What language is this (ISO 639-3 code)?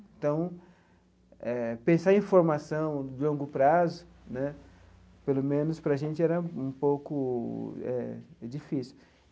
por